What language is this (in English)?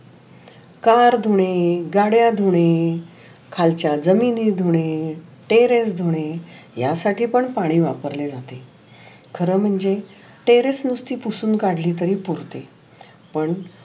Marathi